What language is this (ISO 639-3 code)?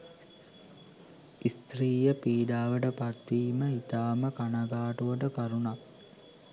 sin